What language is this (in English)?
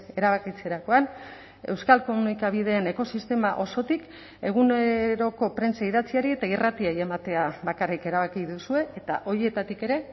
Basque